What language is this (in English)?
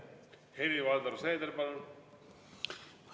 Estonian